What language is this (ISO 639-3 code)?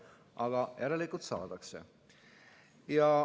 est